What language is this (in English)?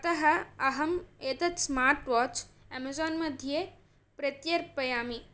Sanskrit